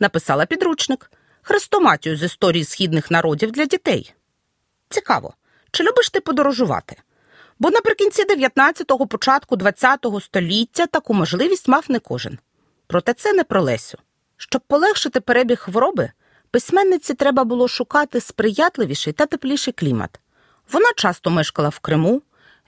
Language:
Ukrainian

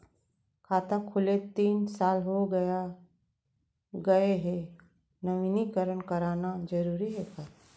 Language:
Chhattisgarhi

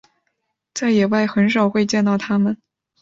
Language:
Chinese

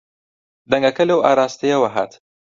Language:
Central Kurdish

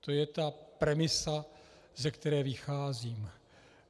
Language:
Czech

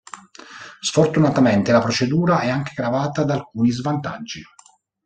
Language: Italian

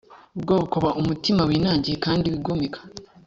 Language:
Kinyarwanda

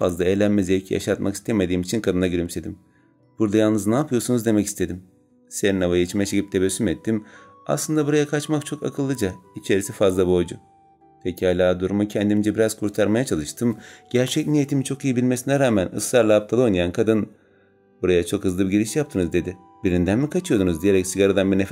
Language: Turkish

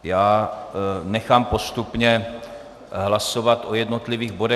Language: Czech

